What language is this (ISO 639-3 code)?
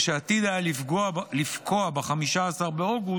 heb